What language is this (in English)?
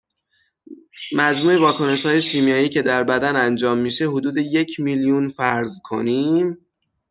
Persian